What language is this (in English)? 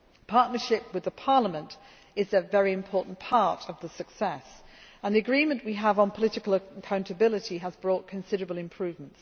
English